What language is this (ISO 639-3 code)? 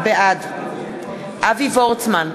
heb